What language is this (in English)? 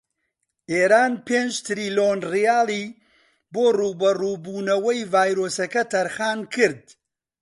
Central Kurdish